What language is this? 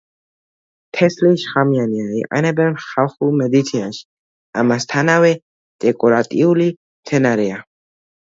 Georgian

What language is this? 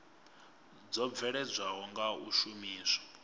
Venda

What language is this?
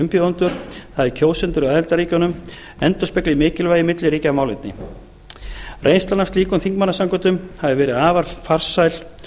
Icelandic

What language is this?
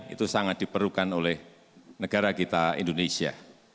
Indonesian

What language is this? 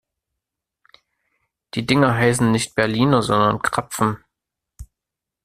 German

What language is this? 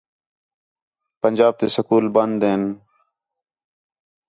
Khetrani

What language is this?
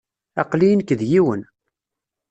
Kabyle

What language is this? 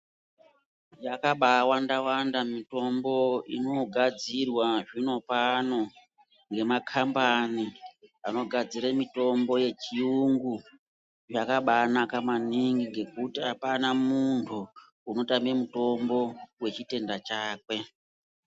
Ndau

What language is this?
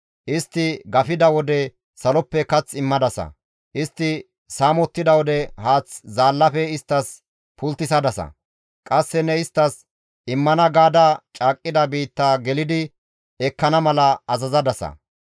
Gamo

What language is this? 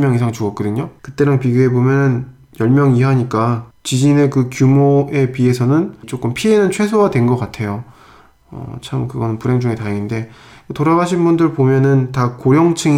Korean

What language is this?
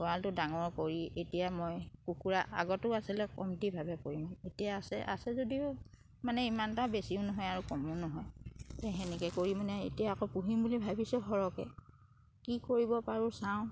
Assamese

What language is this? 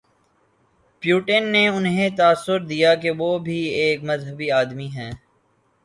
Urdu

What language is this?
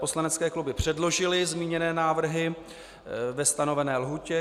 Czech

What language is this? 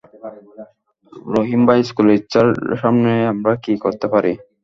Bangla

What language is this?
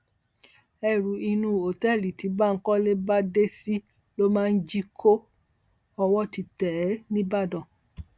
Yoruba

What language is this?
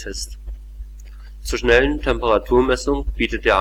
German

